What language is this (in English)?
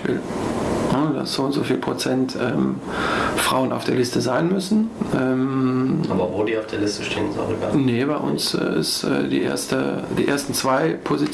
German